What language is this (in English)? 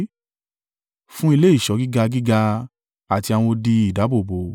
Yoruba